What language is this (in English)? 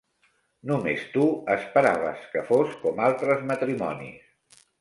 Catalan